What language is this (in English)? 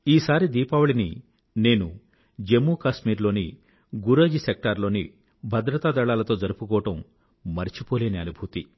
Telugu